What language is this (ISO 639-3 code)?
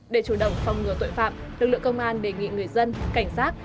vie